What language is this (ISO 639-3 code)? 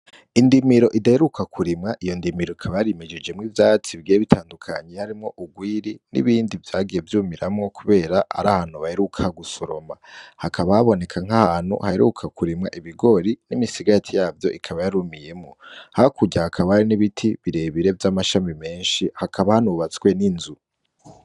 run